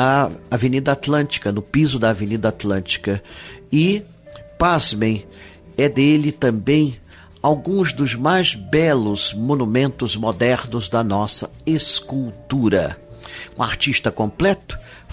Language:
Portuguese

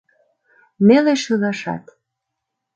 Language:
Mari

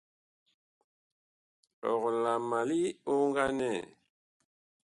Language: Bakoko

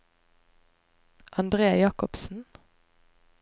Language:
Norwegian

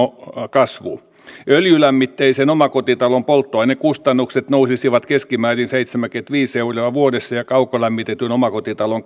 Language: Finnish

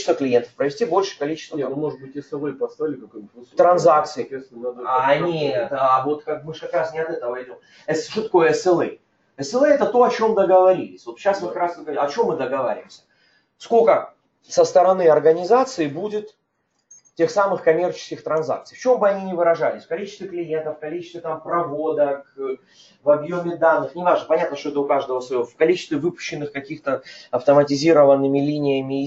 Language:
Russian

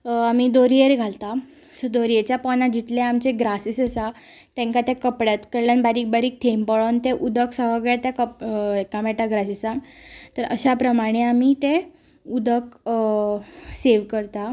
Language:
Konkani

